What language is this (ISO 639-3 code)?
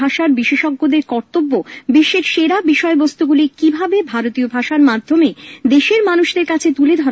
ben